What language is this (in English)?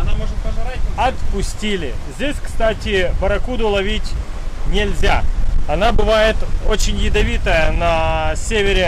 Russian